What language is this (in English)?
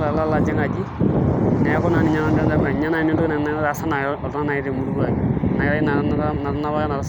Masai